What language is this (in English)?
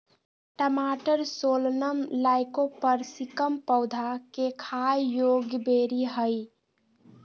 Magahi